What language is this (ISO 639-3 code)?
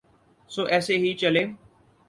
urd